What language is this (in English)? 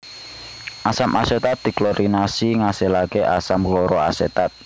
Javanese